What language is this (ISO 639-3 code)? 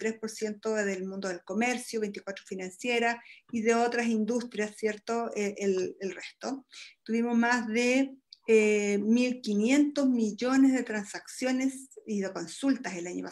spa